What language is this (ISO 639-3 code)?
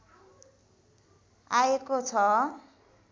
nep